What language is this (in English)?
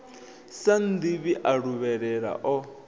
Venda